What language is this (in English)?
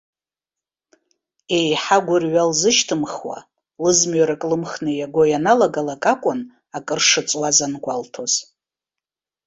Abkhazian